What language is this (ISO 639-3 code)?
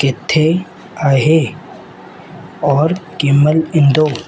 snd